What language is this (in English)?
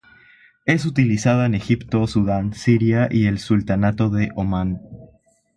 Spanish